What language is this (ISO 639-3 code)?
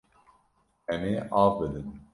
kur